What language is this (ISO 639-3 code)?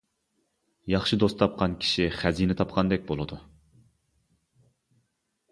uig